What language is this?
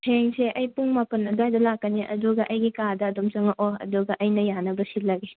Manipuri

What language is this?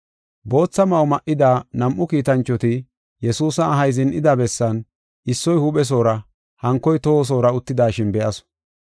Gofa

